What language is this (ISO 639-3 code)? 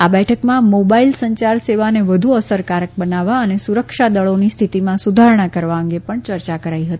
guj